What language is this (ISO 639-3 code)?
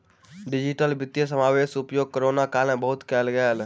mai